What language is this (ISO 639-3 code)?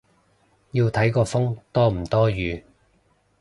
yue